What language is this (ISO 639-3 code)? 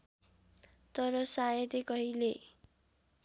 nep